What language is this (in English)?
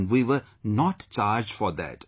English